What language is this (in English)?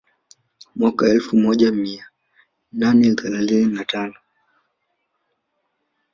Swahili